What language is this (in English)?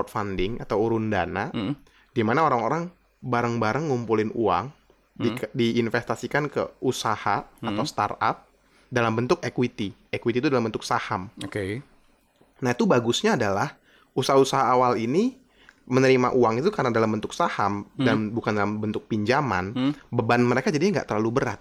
Indonesian